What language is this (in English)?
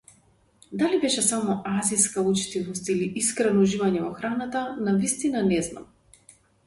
Macedonian